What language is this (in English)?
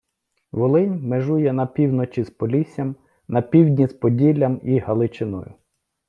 Ukrainian